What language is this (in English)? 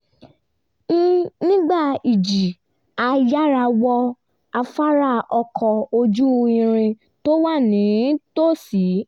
Yoruba